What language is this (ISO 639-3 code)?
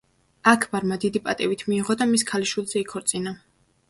kat